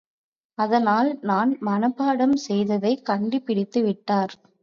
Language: Tamil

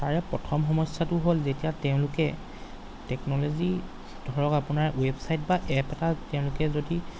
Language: Assamese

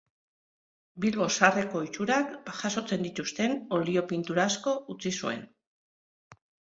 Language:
Basque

